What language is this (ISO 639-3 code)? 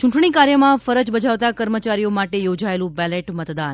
guj